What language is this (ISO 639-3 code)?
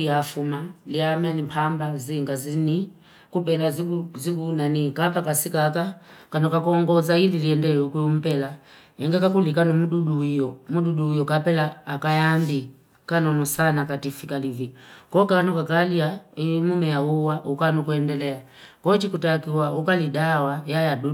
fip